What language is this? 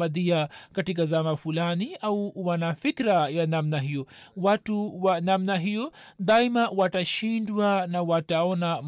Swahili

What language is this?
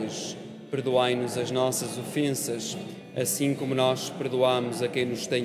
Portuguese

